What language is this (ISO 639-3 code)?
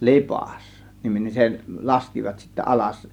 fin